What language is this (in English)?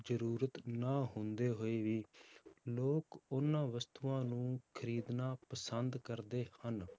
Punjabi